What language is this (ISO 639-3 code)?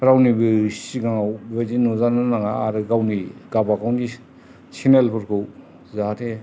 brx